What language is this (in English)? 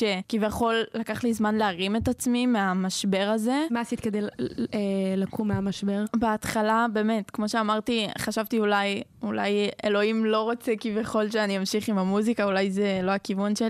Hebrew